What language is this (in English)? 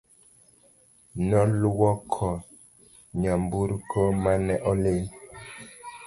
Luo (Kenya and Tanzania)